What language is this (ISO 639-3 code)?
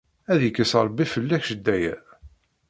kab